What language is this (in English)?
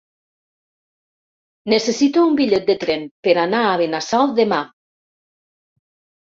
Catalan